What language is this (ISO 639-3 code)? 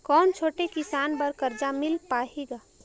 hne